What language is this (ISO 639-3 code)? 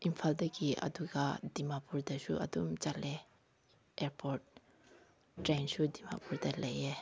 mni